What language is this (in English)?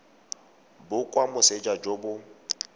Tswana